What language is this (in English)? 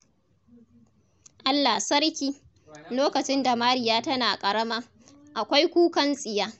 Hausa